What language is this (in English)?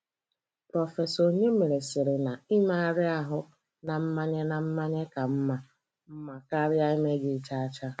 Igbo